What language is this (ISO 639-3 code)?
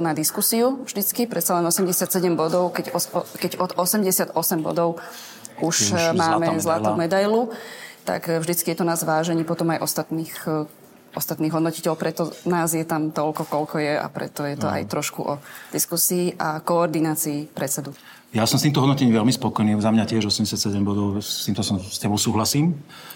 slk